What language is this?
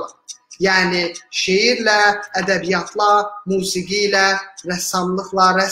Turkish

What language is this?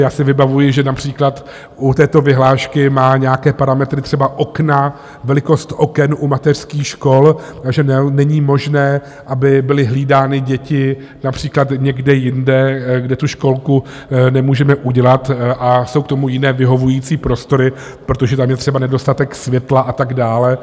Czech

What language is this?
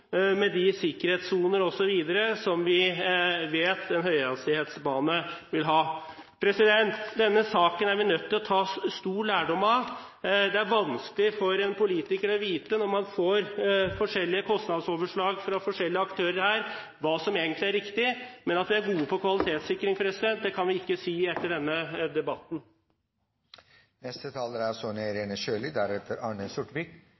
Norwegian Bokmål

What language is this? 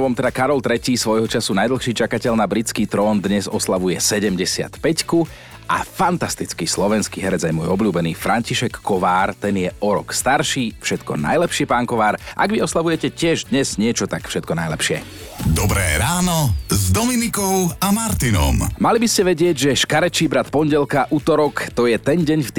Slovak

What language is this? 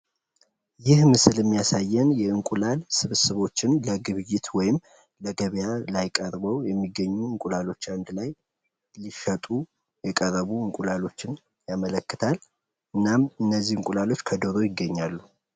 Amharic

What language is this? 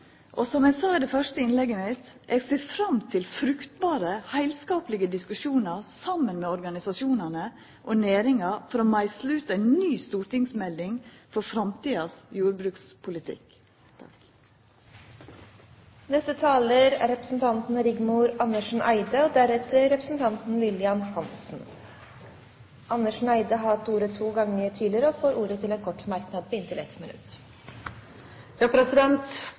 Norwegian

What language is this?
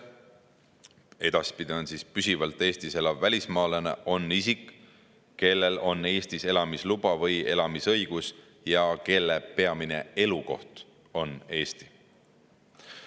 Estonian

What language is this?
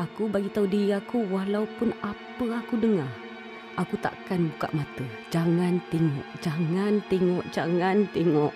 Malay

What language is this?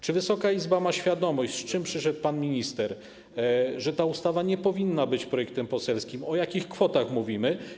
Polish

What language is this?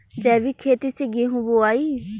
Bhojpuri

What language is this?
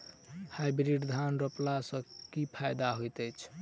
Maithili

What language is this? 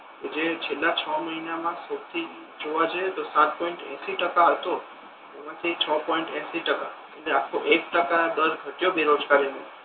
Gujarati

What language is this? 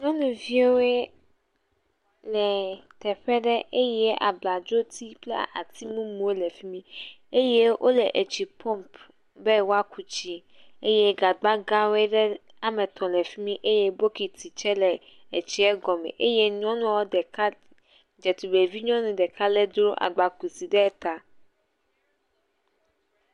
Ewe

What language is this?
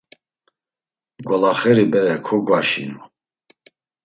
Laz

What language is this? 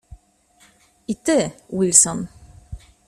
Polish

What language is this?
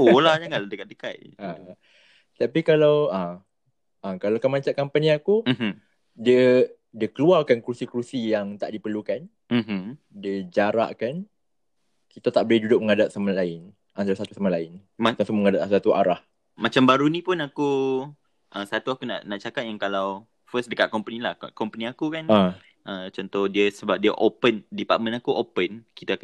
Malay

